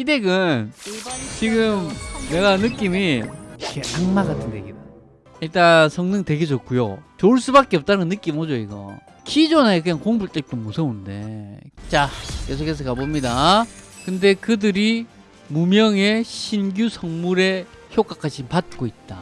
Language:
Korean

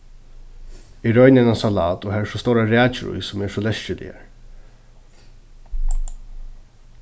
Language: Faroese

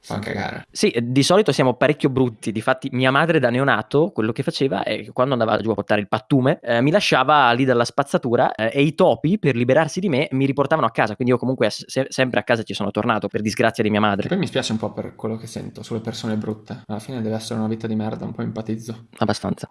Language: Italian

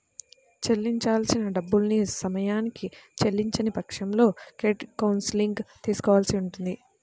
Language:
Telugu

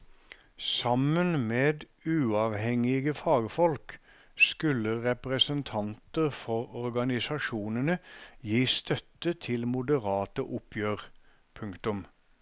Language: Norwegian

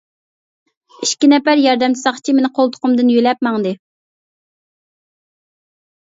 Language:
Uyghur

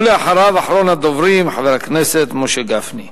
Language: Hebrew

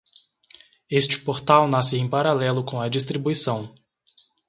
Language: Portuguese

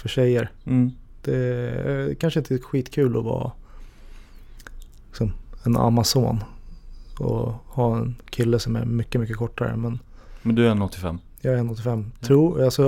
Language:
Swedish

